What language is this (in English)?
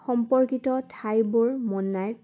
Assamese